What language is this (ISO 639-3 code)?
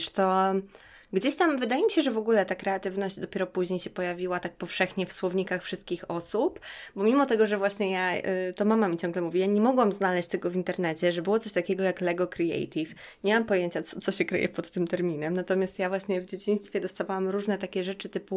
pol